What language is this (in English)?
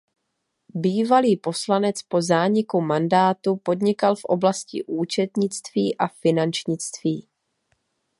Czech